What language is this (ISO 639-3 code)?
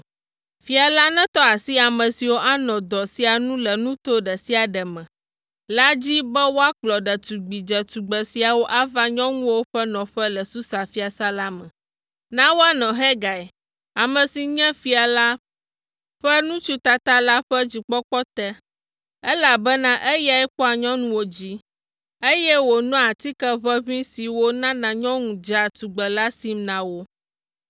ewe